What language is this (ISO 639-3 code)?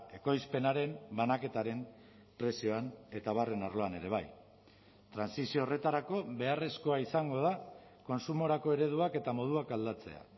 eus